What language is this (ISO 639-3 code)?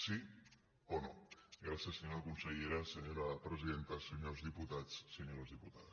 cat